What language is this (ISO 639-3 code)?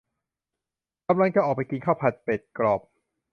tha